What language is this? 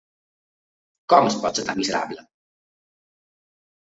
Catalan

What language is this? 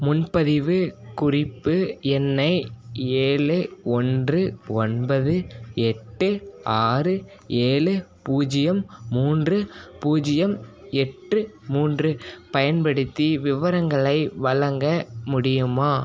Tamil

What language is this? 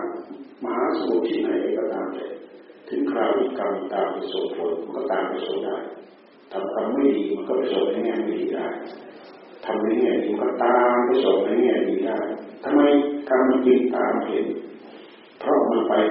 Thai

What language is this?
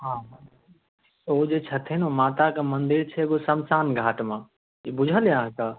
Maithili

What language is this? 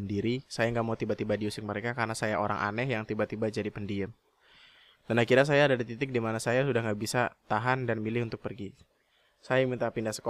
Indonesian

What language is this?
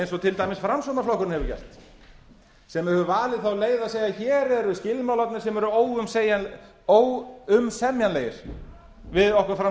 Icelandic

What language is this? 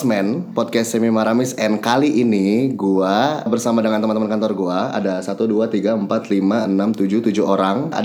Indonesian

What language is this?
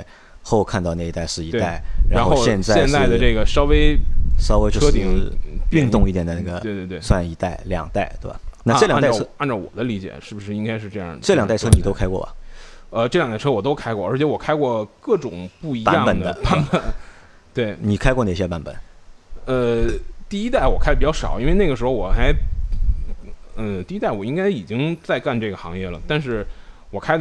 Chinese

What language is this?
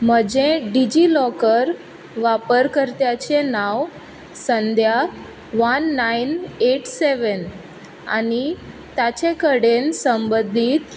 Konkani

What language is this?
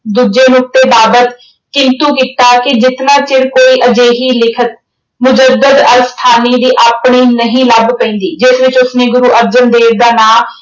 Punjabi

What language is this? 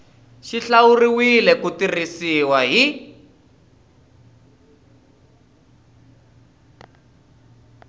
Tsonga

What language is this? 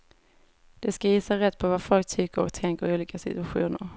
Swedish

